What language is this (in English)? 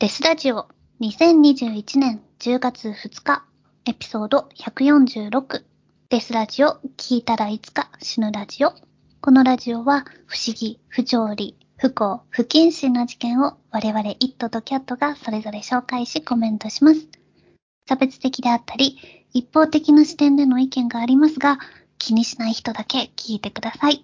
Japanese